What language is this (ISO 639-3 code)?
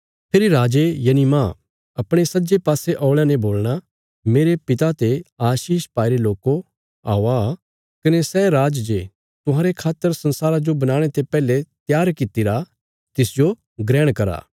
kfs